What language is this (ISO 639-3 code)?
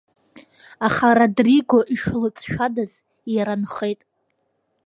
abk